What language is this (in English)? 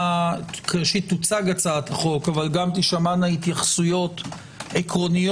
Hebrew